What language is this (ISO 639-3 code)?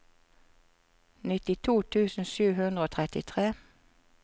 nor